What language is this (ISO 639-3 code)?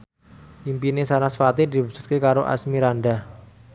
jav